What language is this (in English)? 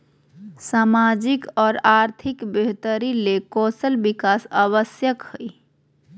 Magahi